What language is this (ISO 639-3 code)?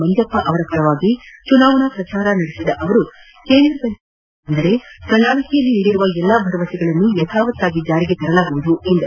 kan